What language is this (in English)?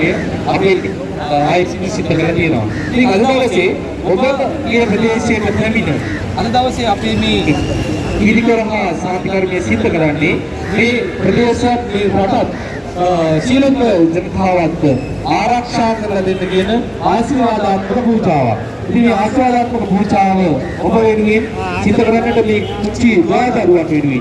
Sinhala